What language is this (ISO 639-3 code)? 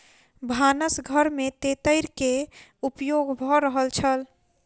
mai